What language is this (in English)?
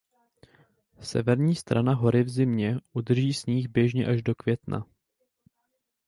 Czech